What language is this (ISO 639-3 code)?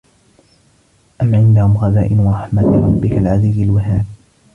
ara